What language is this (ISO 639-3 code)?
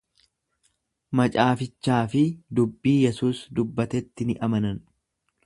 orm